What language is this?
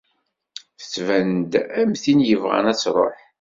Kabyle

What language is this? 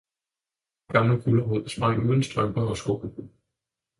Danish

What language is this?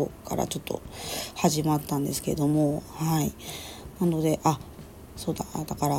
Japanese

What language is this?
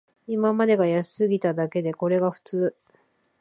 Japanese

